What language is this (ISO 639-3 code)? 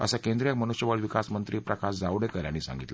mar